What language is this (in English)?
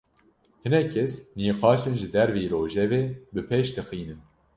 Kurdish